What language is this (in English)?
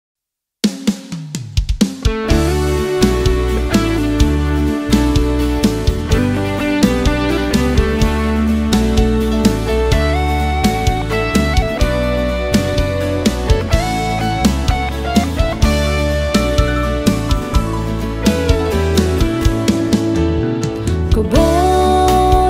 Thai